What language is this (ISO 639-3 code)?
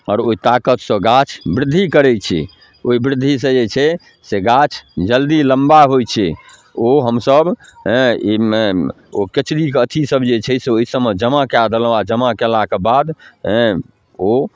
mai